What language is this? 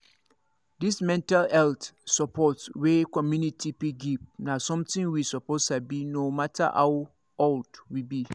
Nigerian Pidgin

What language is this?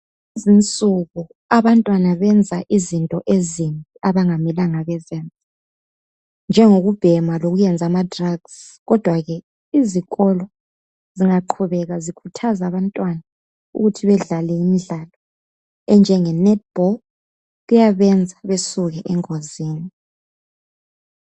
North Ndebele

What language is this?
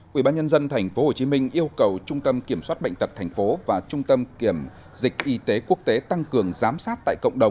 Vietnamese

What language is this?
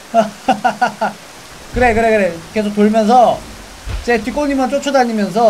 Korean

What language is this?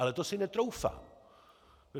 Czech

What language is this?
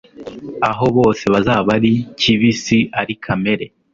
Kinyarwanda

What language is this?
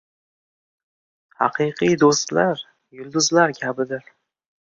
Uzbek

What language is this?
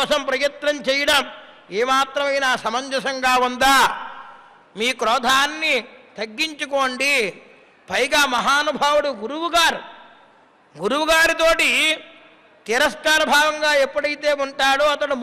Telugu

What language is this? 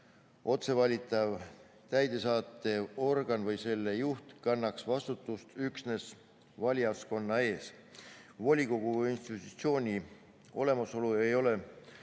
Estonian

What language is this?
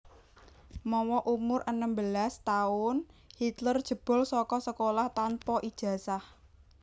Javanese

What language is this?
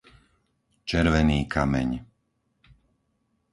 Slovak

